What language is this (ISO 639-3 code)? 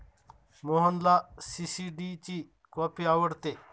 mar